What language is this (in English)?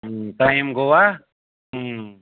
Kashmiri